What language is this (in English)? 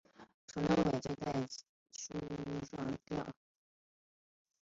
Chinese